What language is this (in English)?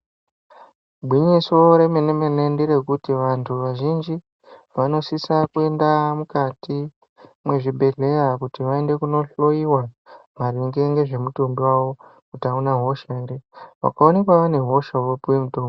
Ndau